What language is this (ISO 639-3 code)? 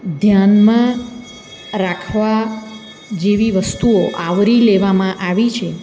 guj